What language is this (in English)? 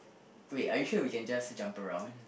English